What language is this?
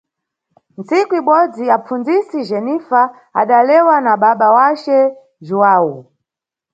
Nyungwe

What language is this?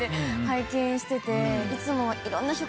Japanese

